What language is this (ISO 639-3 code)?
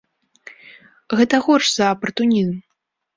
bel